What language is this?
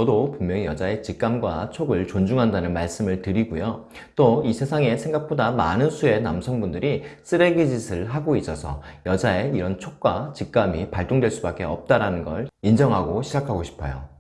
Korean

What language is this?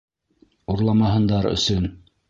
Bashkir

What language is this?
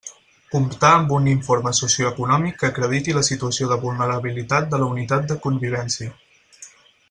Catalan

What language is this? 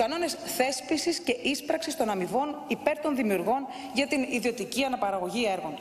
Greek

